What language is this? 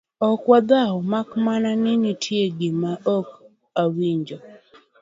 Luo (Kenya and Tanzania)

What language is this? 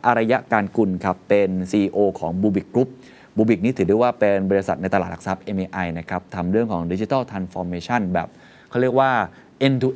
Thai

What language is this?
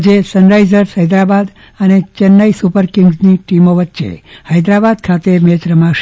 Gujarati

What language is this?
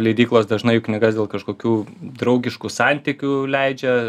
Lithuanian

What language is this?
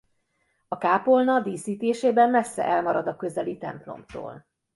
Hungarian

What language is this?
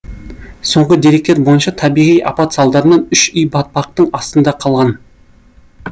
Kazakh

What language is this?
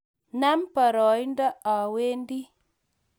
Kalenjin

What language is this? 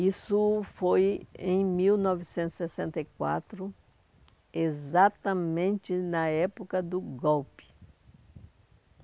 Portuguese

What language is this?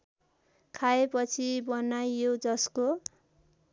Nepali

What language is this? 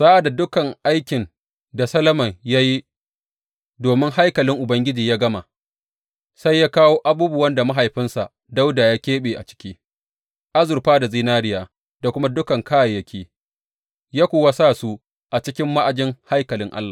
Hausa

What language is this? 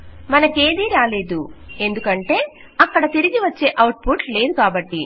Telugu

